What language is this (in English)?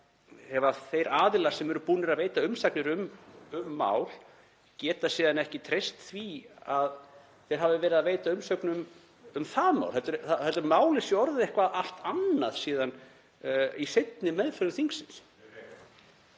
Icelandic